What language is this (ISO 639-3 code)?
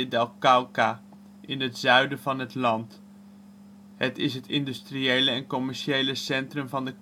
nld